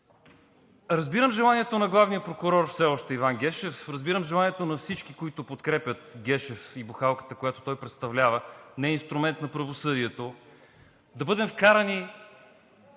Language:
Bulgarian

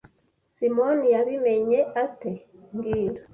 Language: Kinyarwanda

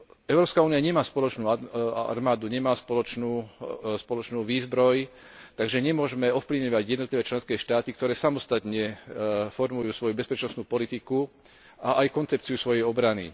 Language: Slovak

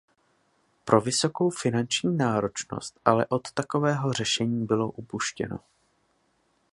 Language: Czech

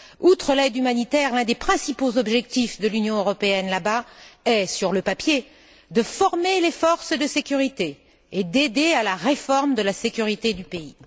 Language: French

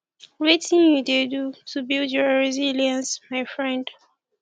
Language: Nigerian Pidgin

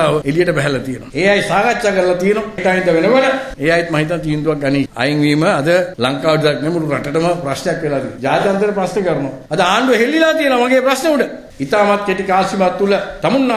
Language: Italian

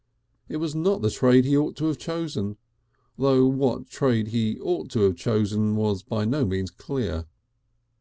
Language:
English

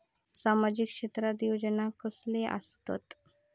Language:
Marathi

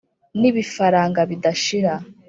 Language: Kinyarwanda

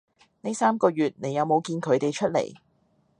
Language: Cantonese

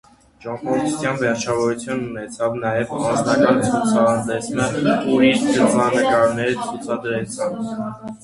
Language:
Armenian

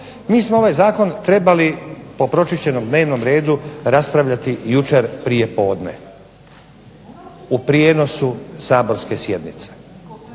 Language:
Croatian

